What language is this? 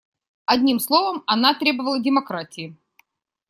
Russian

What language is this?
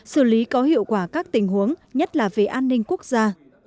Vietnamese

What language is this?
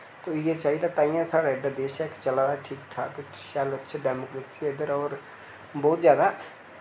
Dogri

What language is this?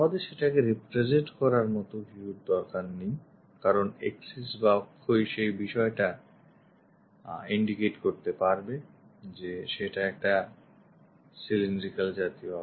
Bangla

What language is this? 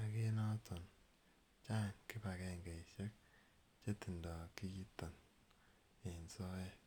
Kalenjin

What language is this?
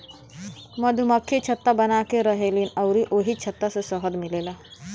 Bhojpuri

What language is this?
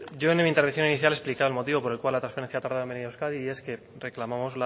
Spanish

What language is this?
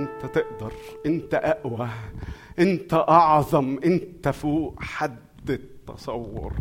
Arabic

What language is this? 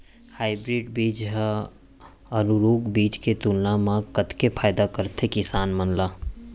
Chhattisgarhi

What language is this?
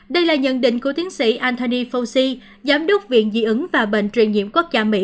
Vietnamese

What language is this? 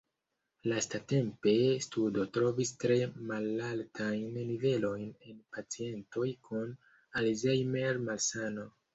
Esperanto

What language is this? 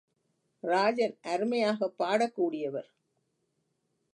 Tamil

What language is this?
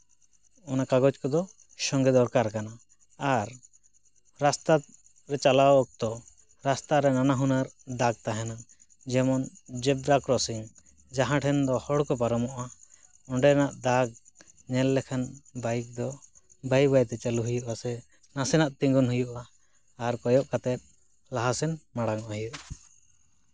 Santali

